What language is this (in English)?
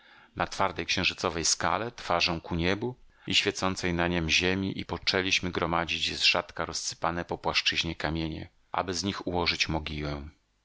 Polish